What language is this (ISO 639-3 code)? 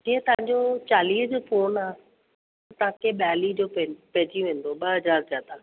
snd